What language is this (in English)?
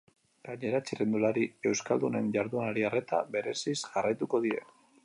Basque